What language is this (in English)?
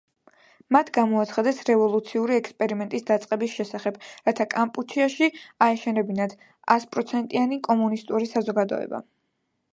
Georgian